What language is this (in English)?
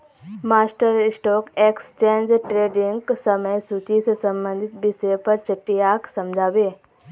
Magahi